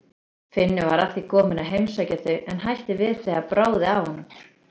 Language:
Icelandic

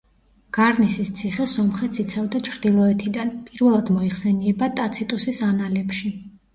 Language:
Georgian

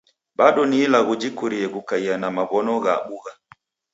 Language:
Taita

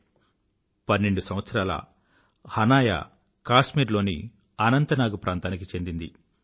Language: Telugu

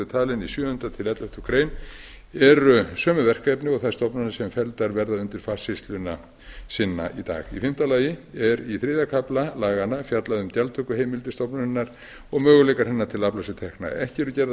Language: Icelandic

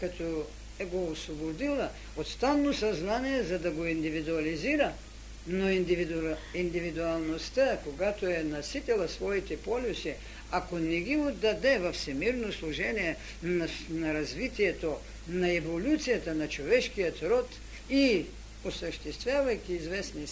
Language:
Bulgarian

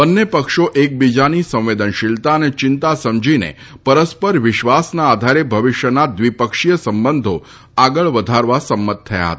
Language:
Gujarati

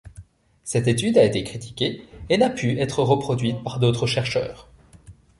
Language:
French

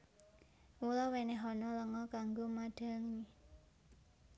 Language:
Javanese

